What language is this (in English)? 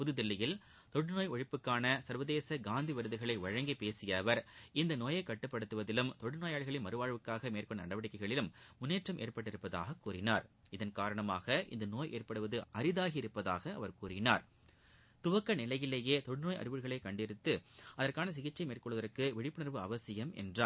Tamil